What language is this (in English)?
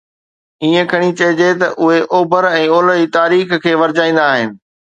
Sindhi